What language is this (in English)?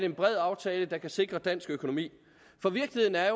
Danish